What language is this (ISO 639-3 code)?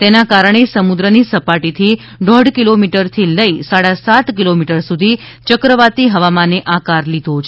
guj